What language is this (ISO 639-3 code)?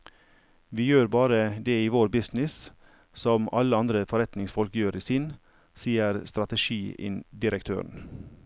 nor